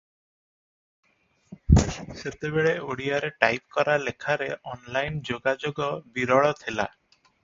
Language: Odia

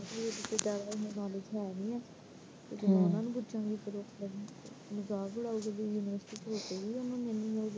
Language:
Punjabi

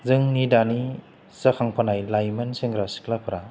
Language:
Bodo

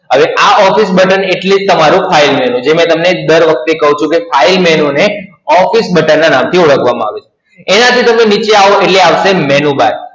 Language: Gujarati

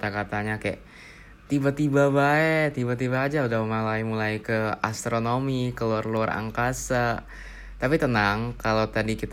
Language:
Indonesian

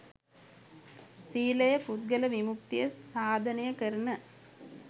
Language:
Sinhala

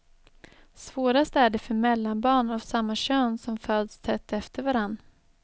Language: Swedish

